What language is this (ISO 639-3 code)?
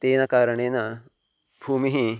san